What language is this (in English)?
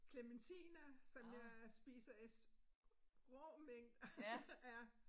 Danish